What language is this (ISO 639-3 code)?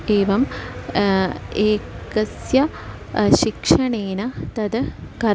san